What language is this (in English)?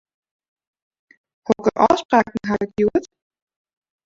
Western Frisian